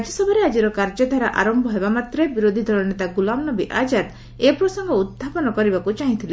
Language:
Odia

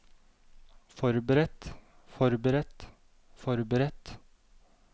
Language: Norwegian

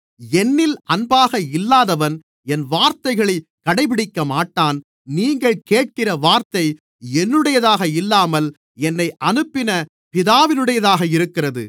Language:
Tamil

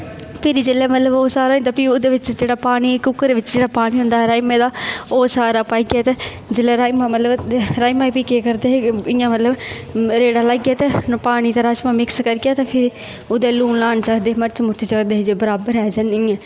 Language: Dogri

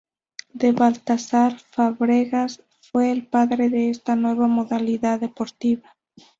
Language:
Spanish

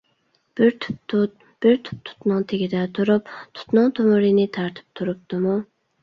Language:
Uyghur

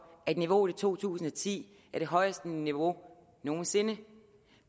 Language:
Danish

